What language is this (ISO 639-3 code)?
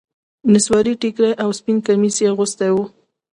pus